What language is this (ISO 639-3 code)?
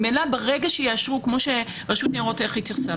heb